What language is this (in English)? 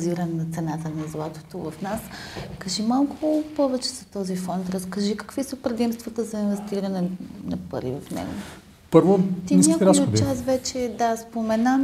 Bulgarian